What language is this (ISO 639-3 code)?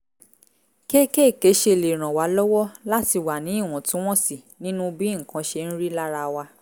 yor